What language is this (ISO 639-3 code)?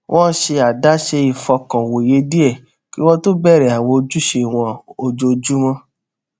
yor